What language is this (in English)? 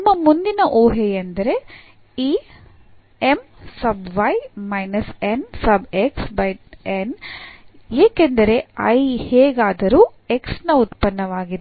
Kannada